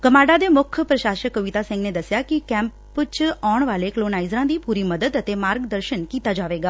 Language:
Punjabi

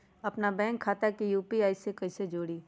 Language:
Magahi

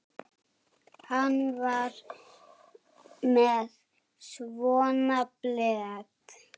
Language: Icelandic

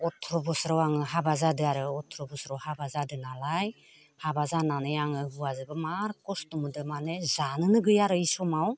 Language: Bodo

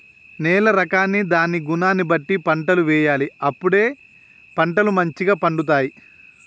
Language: Telugu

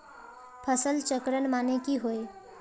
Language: Magahi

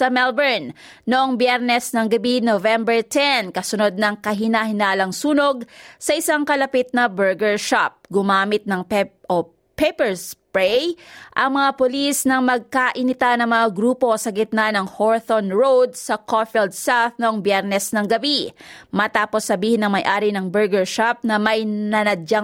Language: Filipino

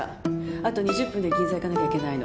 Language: Japanese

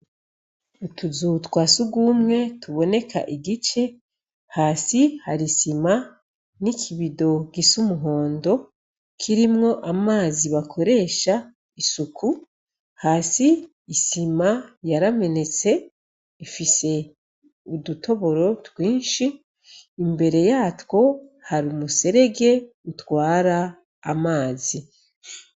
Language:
Rundi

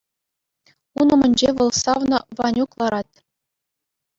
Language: Chuvash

